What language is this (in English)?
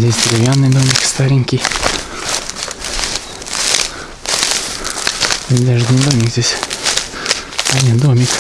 Russian